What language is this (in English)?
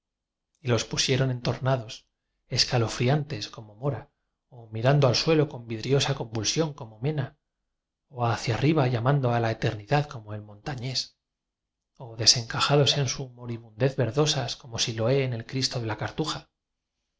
Spanish